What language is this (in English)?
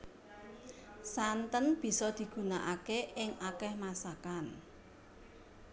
Javanese